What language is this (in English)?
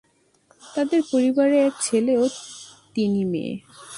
Bangla